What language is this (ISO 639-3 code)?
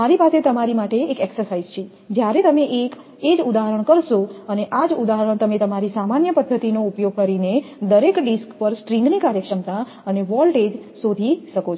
guj